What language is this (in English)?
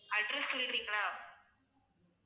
Tamil